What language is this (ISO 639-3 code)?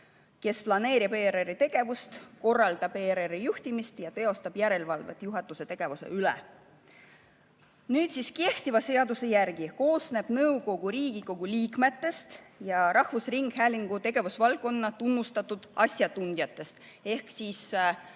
est